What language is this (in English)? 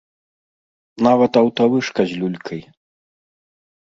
Belarusian